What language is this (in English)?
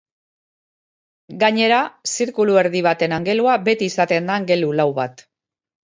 Basque